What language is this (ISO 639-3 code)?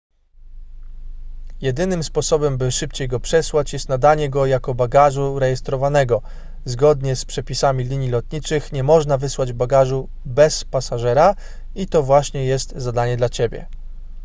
pol